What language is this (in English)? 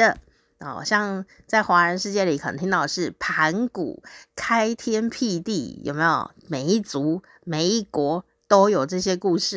Chinese